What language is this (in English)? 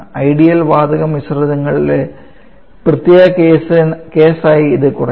Malayalam